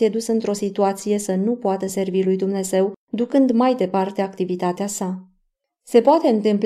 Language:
Romanian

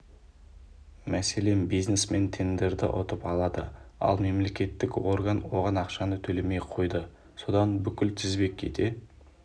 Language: Kazakh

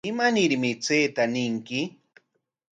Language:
Corongo Ancash Quechua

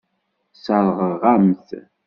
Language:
Kabyle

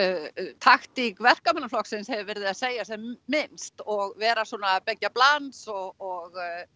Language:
Icelandic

